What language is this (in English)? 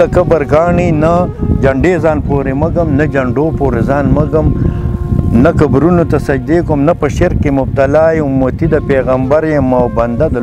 Romanian